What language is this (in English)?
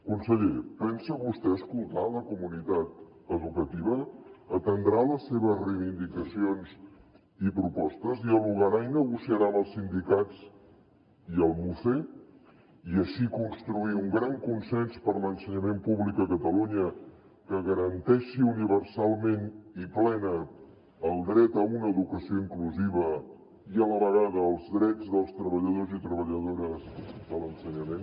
Catalan